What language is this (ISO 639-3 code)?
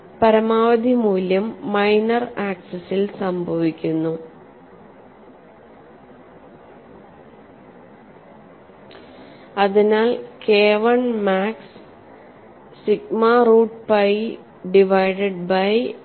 mal